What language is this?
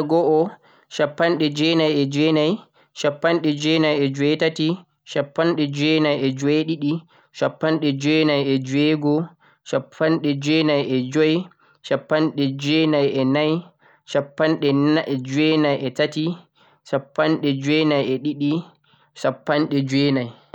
Central-Eastern Niger Fulfulde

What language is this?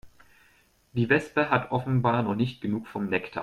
German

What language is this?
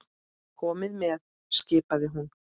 Icelandic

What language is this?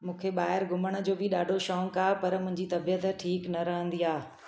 Sindhi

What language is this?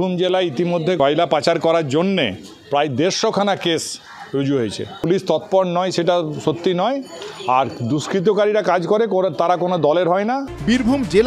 Turkish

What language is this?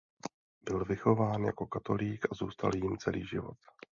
Czech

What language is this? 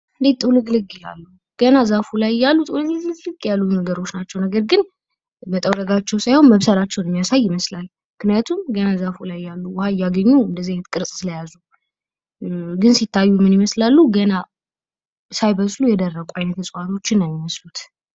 Amharic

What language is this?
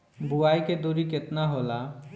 Bhojpuri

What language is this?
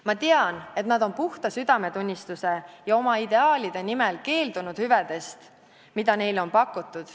Estonian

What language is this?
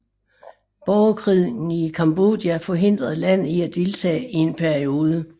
Danish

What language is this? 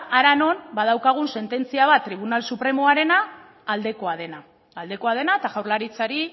Basque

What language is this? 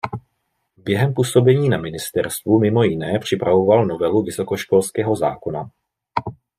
Czech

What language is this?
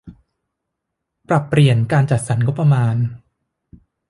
Thai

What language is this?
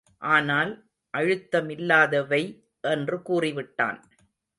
Tamil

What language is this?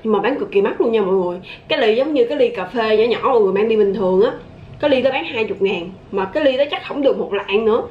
Vietnamese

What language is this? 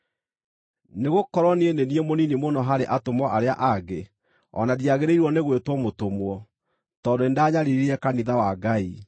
Kikuyu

